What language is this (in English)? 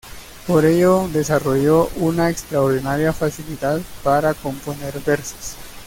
Spanish